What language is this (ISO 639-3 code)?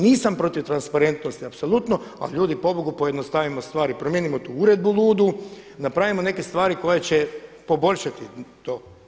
hrv